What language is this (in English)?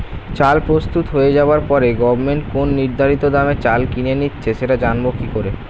Bangla